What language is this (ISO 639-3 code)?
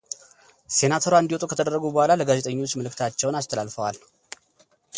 amh